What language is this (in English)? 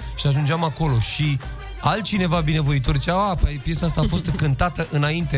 Romanian